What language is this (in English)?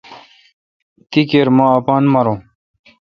Kalkoti